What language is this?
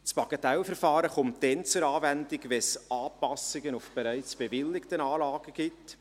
Swiss German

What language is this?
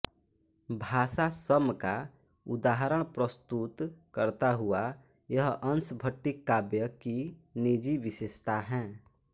Hindi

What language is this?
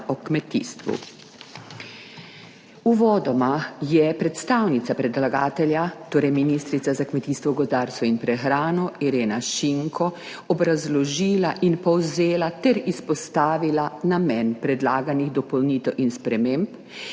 Slovenian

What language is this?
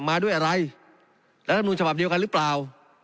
Thai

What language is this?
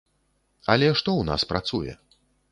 Belarusian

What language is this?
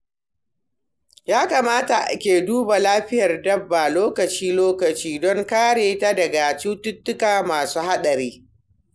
Hausa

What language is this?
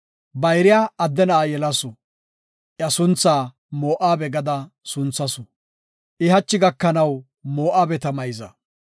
Gofa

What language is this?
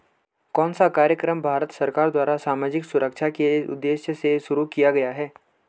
Hindi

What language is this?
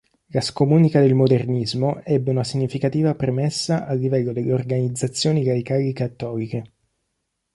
Italian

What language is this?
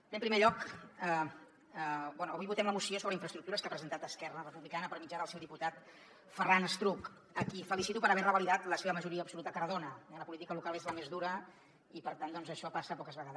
Catalan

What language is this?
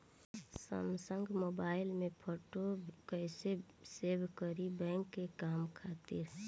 Bhojpuri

